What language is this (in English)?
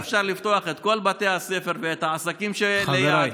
Hebrew